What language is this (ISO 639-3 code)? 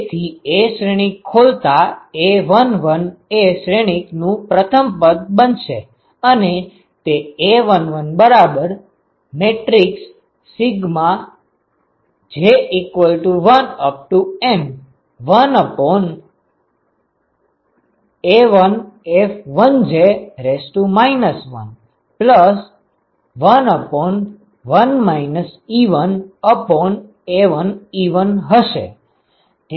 guj